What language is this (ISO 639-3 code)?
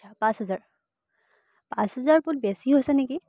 asm